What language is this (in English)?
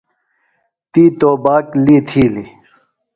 Phalura